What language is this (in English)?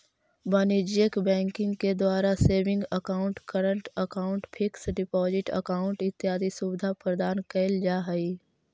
Magahi